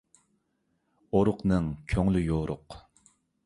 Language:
Uyghur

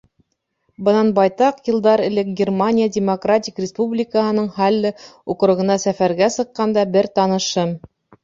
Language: Bashkir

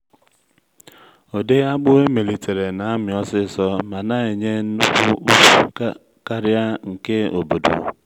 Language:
Igbo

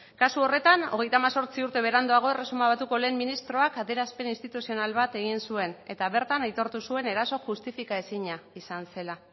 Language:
Basque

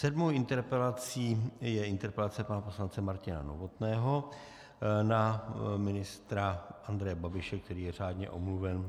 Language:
Czech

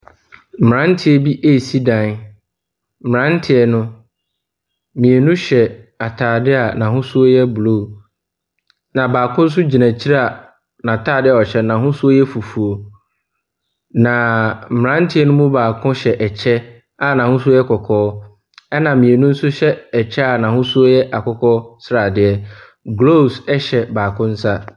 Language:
Akan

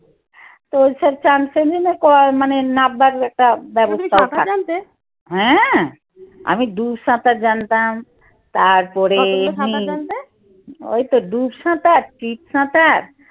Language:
Bangla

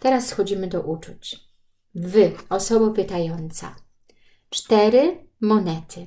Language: Polish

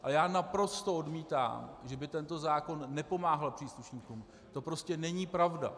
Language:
Czech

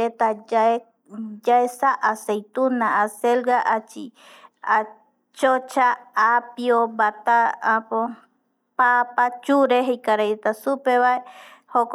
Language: Eastern Bolivian Guaraní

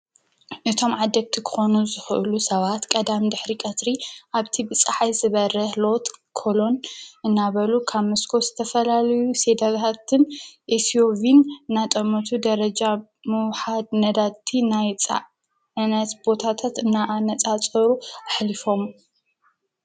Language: Tigrinya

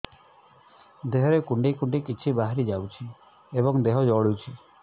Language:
Odia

